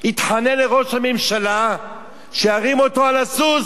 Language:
Hebrew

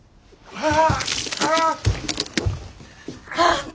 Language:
Japanese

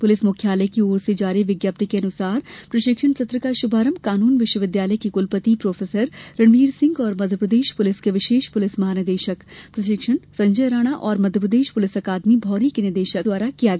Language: Hindi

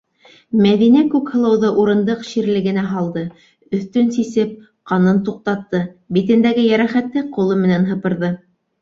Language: Bashkir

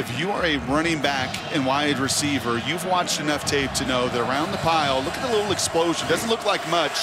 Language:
English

